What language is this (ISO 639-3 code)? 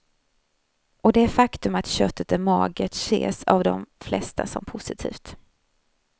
swe